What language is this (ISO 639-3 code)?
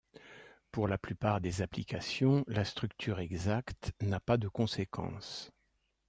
fra